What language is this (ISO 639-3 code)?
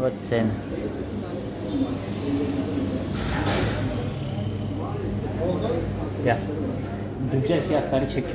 rus